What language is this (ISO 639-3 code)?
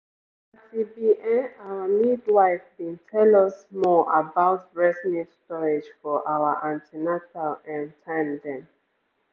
pcm